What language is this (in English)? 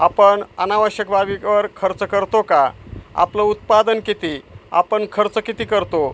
Marathi